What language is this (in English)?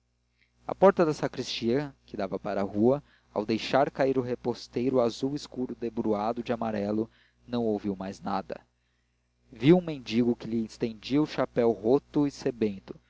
Portuguese